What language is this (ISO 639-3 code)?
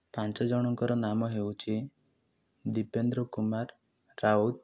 ori